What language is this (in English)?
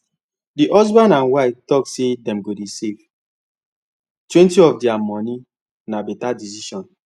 Nigerian Pidgin